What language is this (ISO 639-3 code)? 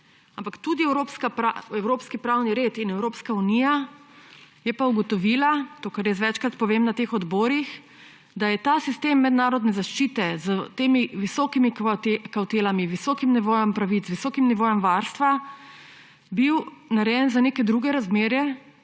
slv